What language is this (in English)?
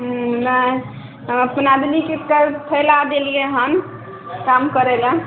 Maithili